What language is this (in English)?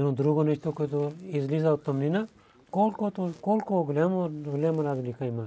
Bulgarian